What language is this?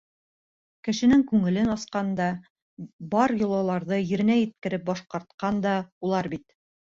Bashkir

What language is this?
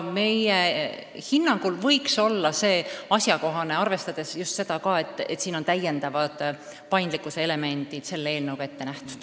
Estonian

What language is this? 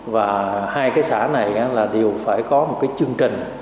Vietnamese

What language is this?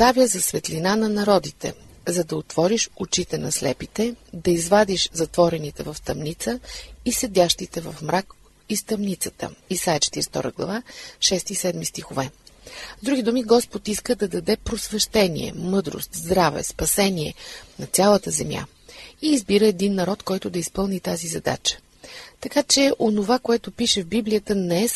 Bulgarian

